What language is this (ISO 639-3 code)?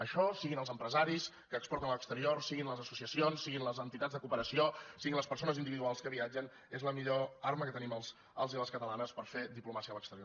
cat